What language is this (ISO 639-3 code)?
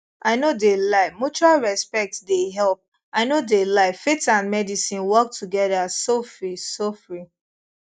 pcm